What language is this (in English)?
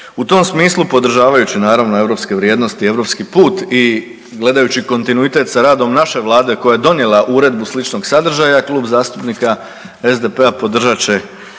Croatian